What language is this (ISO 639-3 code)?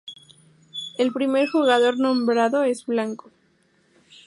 spa